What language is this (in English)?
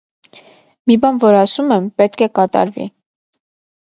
Armenian